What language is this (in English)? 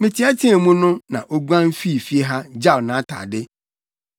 Akan